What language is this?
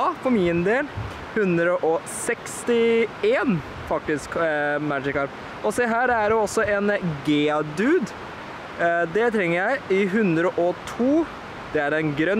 Norwegian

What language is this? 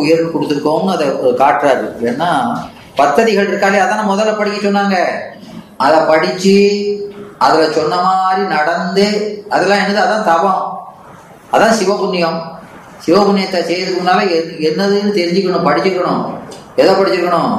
Tamil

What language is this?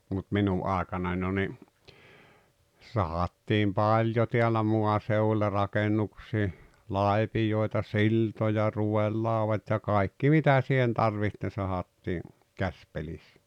Finnish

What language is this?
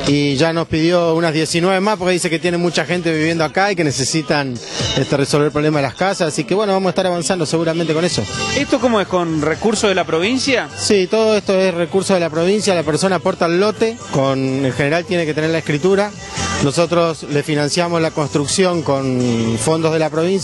Spanish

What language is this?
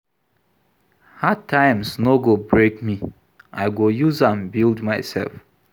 Nigerian Pidgin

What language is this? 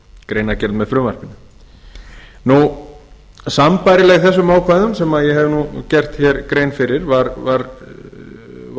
Icelandic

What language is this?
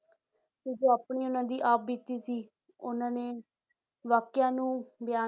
Punjabi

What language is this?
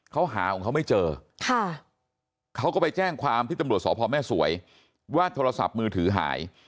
Thai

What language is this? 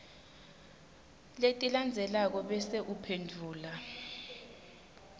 Swati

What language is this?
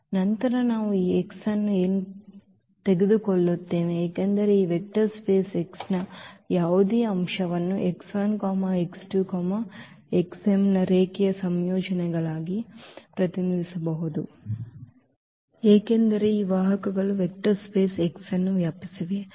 Kannada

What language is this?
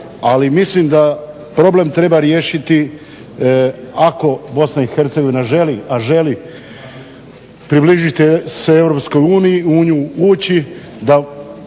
Croatian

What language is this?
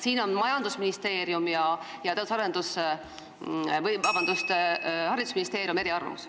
Estonian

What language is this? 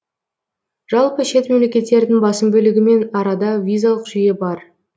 Kazakh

